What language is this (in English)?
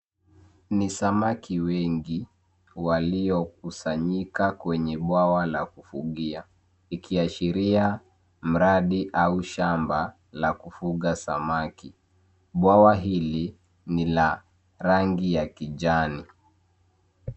Swahili